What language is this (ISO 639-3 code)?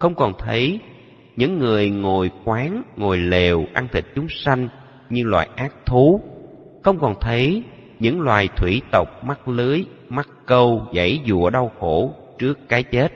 vie